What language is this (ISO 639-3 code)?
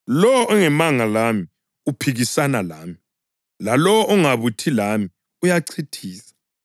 nde